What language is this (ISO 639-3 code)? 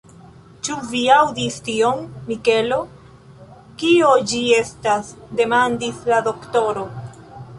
epo